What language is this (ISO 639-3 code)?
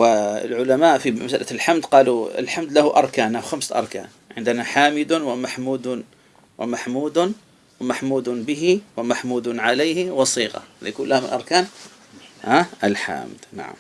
ara